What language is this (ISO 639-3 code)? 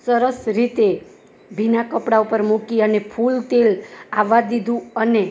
guj